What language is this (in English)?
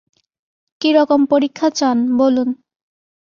Bangla